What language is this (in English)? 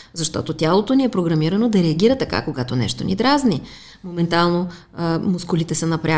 Bulgarian